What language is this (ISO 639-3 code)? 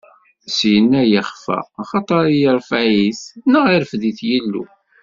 kab